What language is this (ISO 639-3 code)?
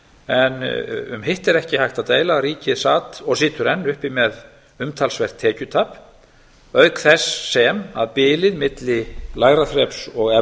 isl